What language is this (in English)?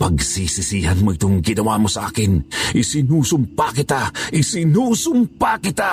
Filipino